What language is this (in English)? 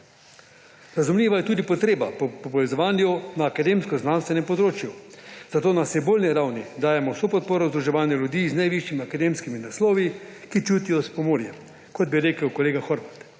Slovenian